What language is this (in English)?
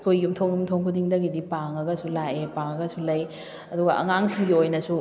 Manipuri